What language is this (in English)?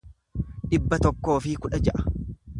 Oromo